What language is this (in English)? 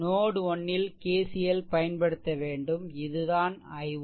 Tamil